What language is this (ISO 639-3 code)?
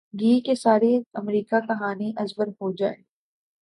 urd